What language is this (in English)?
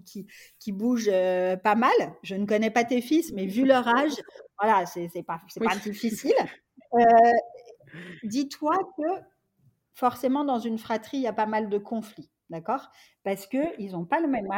French